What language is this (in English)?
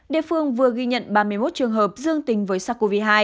Vietnamese